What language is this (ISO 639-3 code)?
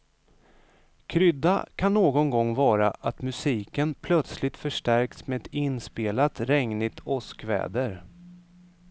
swe